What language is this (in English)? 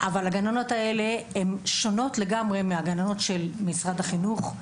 Hebrew